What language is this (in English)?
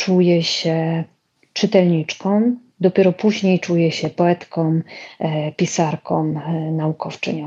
Polish